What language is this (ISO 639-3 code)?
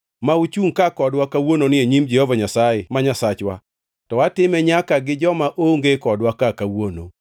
luo